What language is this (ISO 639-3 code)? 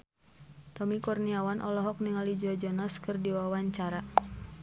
sun